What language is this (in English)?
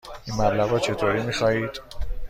Persian